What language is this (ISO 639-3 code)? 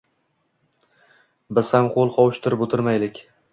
uzb